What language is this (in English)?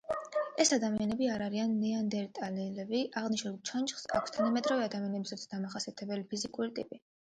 Georgian